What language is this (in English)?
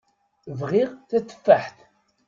Kabyle